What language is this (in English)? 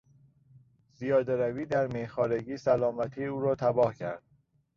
Persian